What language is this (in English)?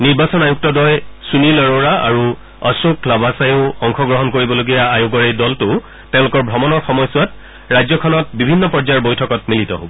Assamese